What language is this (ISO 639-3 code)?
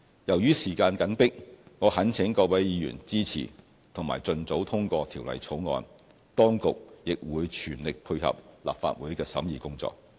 yue